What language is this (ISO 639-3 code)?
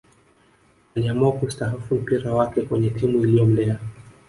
swa